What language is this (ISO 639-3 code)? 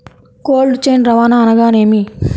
tel